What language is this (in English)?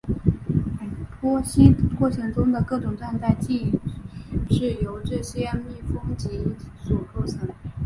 Chinese